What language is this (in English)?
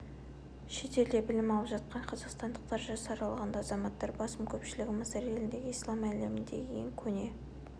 Kazakh